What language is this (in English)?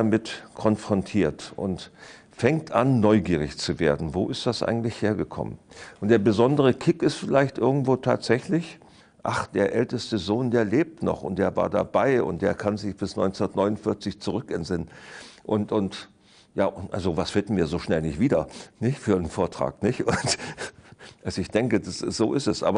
German